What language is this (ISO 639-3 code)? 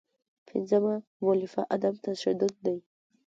pus